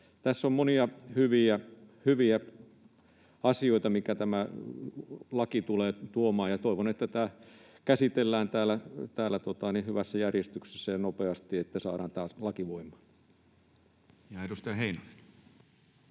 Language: Finnish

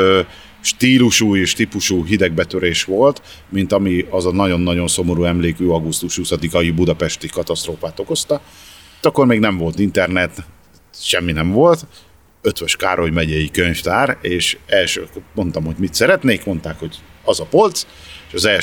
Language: Hungarian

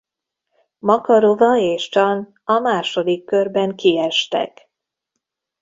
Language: Hungarian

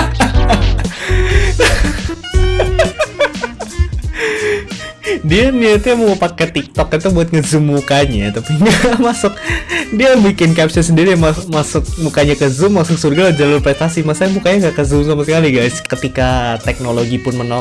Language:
Indonesian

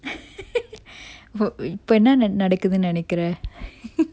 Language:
English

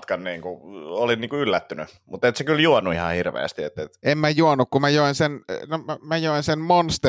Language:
Finnish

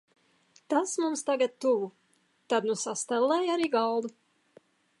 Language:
Latvian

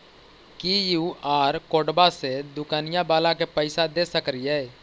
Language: Magahi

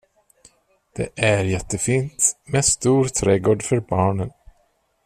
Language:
Swedish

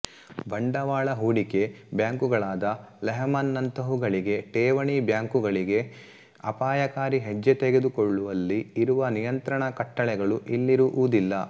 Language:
Kannada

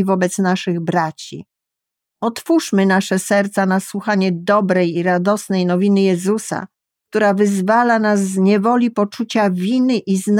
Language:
Polish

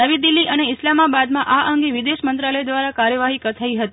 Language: Gujarati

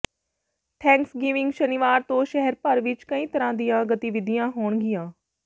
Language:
Punjabi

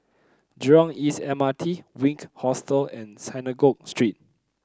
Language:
English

